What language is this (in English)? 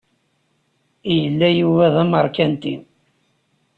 Kabyle